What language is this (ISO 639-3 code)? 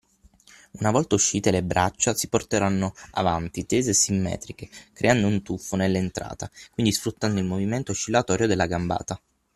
ita